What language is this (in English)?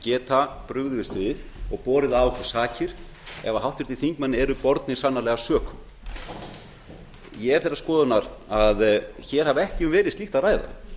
Icelandic